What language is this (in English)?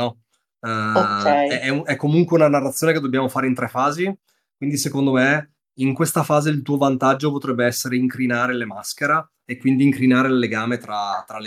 Italian